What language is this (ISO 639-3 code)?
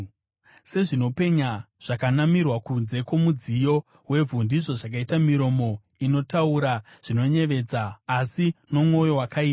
sna